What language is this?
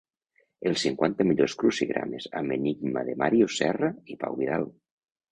Catalan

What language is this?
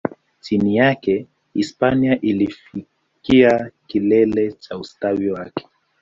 Swahili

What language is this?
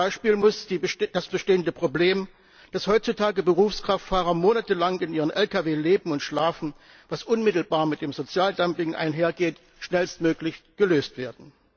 German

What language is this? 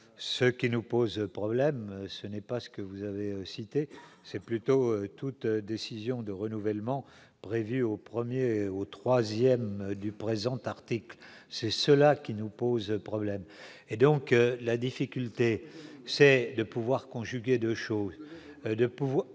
French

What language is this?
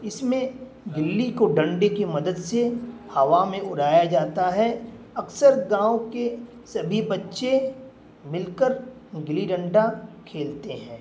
Urdu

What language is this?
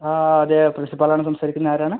Malayalam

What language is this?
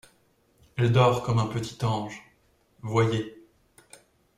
French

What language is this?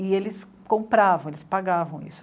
Portuguese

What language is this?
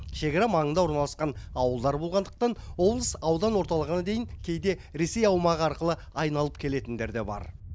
Kazakh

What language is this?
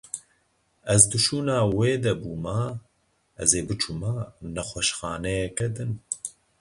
Kurdish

